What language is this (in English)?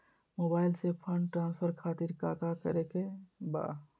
Magahi